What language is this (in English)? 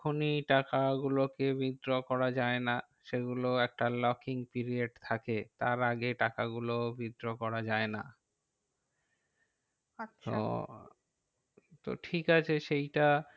Bangla